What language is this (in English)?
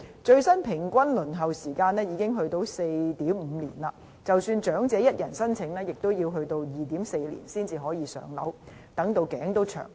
Cantonese